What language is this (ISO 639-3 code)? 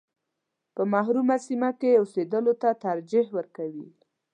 pus